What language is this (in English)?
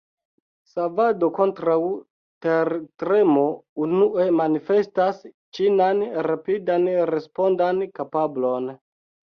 Esperanto